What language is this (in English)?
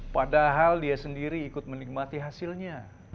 Indonesian